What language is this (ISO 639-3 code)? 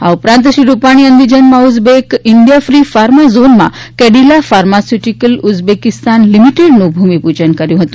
guj